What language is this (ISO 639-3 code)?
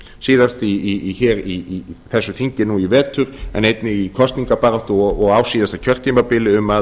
isl